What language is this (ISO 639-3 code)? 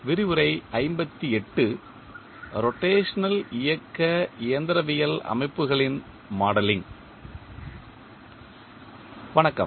tam